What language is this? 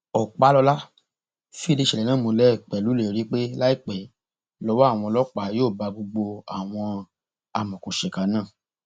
Yoruba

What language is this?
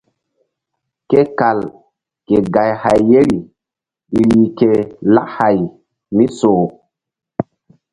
Mbum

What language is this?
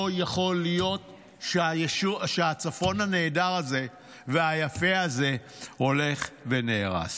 Hebrew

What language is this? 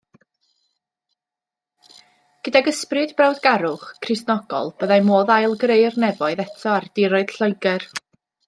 Welsh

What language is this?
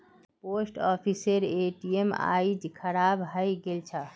Magahi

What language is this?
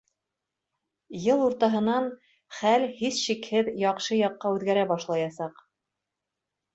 Bashkir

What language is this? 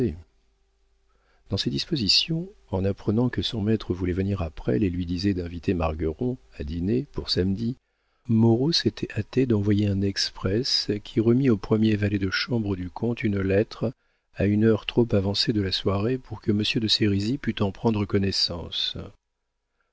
French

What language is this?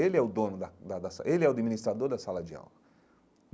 Portuguese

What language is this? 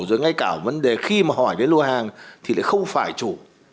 Vietnamese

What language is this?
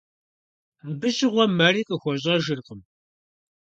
Kabardian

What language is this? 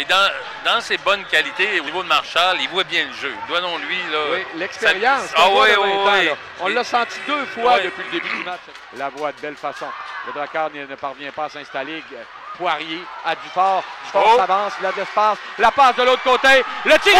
French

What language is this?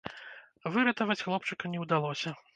Belarusian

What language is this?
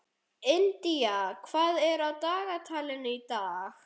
Icelandic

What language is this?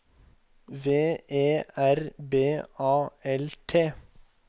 Norwegian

